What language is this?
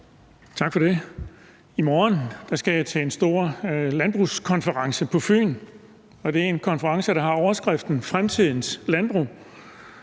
Danish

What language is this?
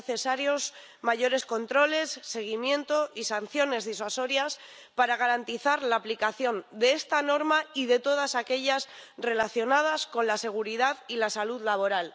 Spanish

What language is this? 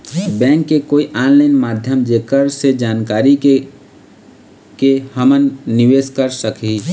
Chhattisgarhi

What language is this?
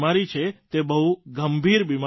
Gujarati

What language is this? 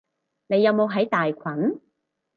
Cantonese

